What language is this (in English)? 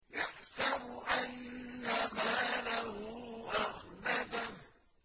Arabic